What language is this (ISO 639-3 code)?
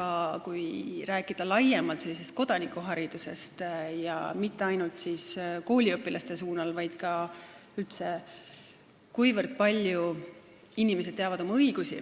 est